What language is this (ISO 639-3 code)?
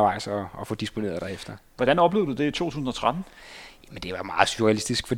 dan